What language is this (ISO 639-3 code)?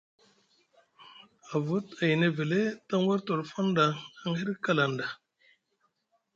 mug